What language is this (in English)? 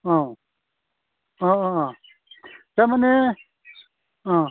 Bodo